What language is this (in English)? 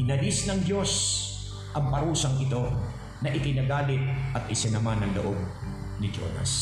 Filipino